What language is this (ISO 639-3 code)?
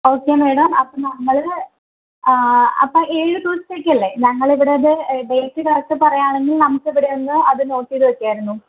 mal